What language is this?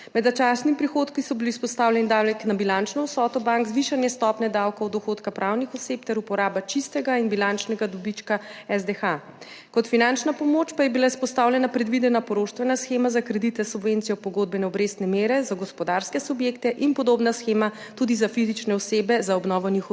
Slovenian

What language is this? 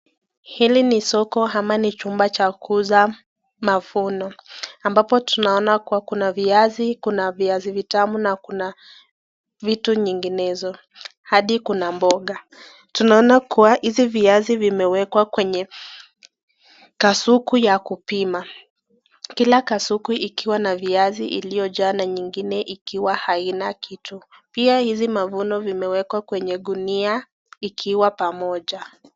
Swahili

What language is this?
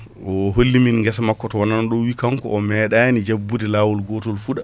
Fula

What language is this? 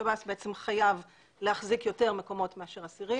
Hebrew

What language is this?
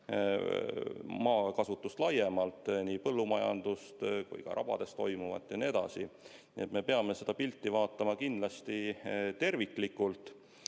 Estonian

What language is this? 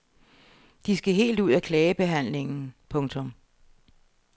Danish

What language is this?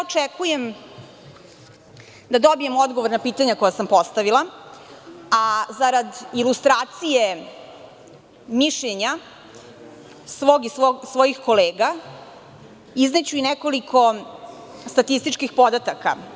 Serbian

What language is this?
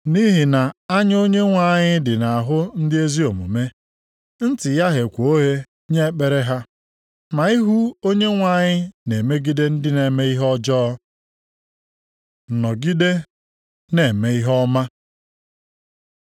Igbo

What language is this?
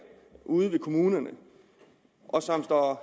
Danish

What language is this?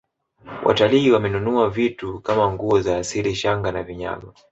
Swahili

